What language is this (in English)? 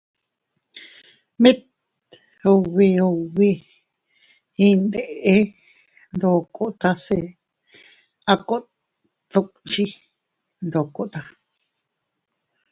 Teutila Cuicatec